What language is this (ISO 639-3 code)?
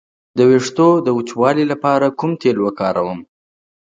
pus